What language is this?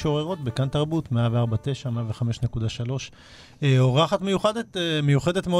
Hebrew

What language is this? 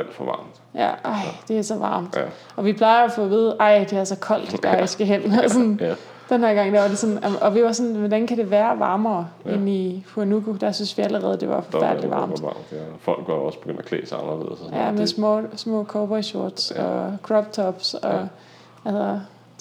Danish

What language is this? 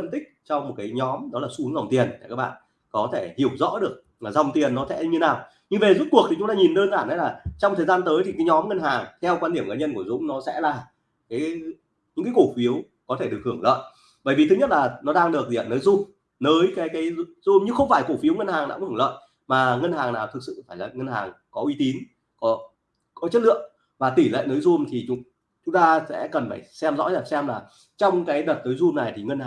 Vietnamese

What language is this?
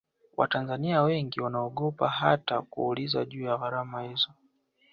Swahili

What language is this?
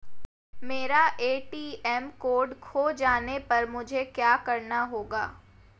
Hindi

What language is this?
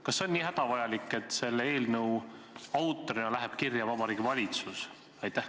Estonian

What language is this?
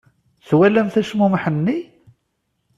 Kabyle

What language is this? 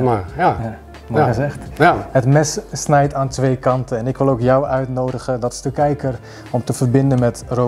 Dutch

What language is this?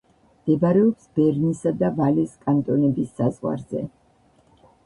Georgian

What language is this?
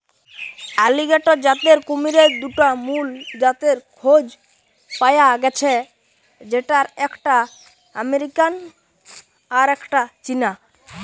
Bangla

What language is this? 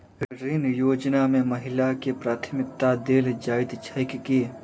Maithili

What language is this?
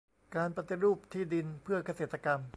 Thai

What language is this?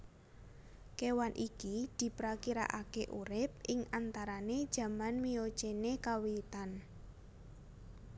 Javanese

